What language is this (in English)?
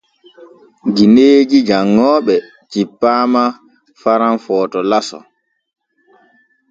Borgu Fulfulde